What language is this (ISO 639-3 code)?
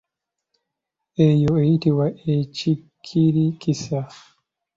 lug